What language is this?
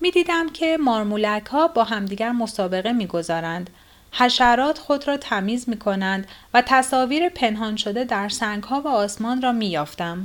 Persian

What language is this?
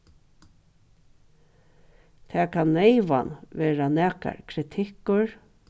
Faroese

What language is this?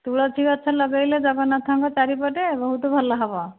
Odia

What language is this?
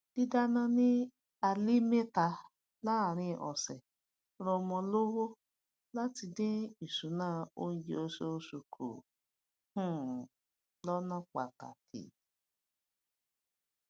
Yoruba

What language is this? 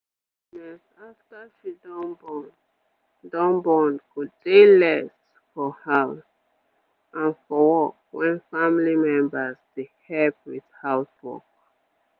Nigerian Pidgin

